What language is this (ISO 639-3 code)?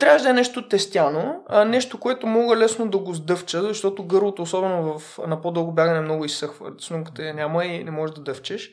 bul